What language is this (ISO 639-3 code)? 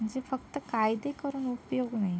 mar